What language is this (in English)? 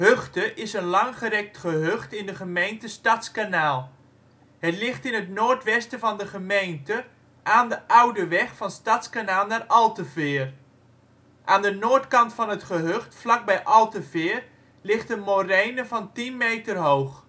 Dutch